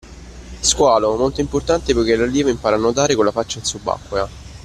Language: Italian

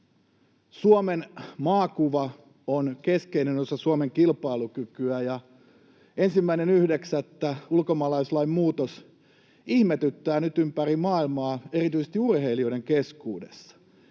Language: Finnish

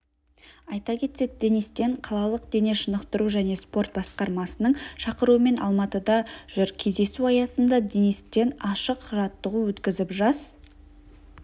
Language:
Kazakh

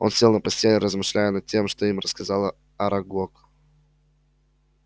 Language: Russian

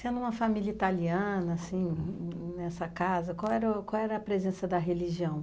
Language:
Portuguese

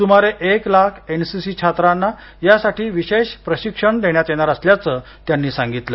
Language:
Marathi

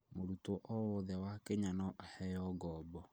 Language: Kikuyu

